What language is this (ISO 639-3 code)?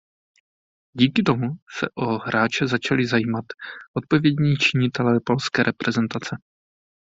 ces